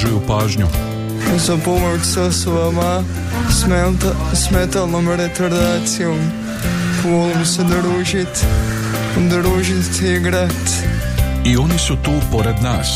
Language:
Croatian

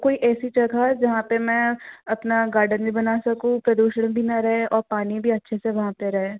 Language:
Hindi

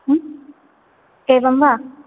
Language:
Sanskrit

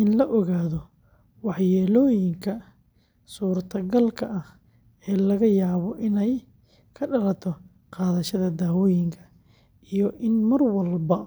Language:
Somali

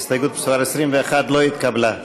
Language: Hebrew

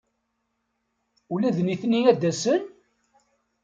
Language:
Kabyle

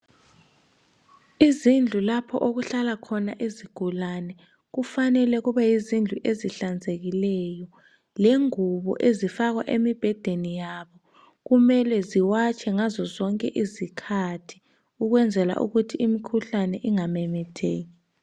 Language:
North Ndebele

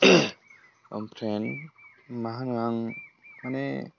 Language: Bodo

